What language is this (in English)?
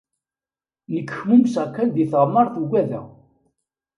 Kabyle